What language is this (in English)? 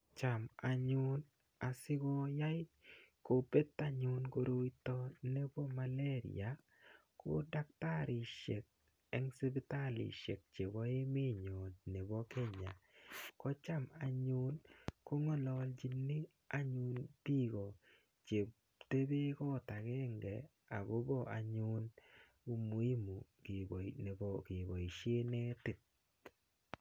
Kalenjin